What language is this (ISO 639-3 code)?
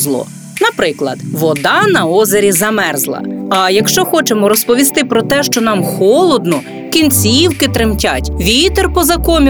ukr